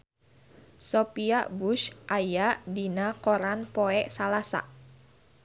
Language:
Sundanese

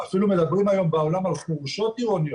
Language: Hebrew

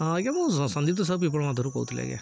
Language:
Odia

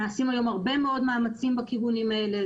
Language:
Hebrew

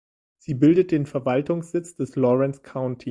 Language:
German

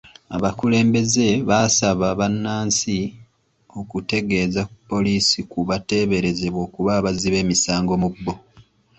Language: Ganda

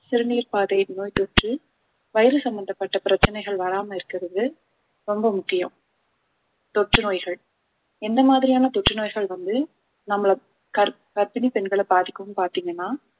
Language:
Tamil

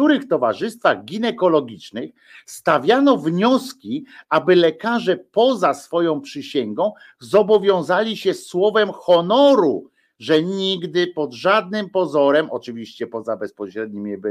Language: Polish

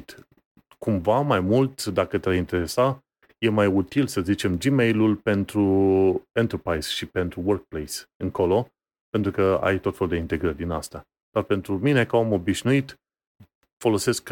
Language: Romanian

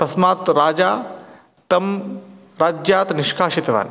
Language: Sanskrit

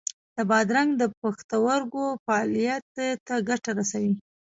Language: Pashto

